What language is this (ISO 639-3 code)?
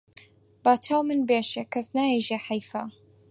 ckb